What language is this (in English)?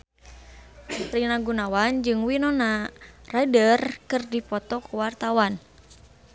Sundanese